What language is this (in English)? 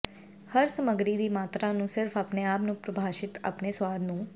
Punjabi